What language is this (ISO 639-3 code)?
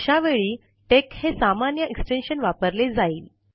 mar